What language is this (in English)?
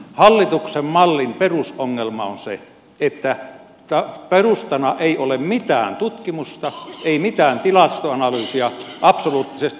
Finnish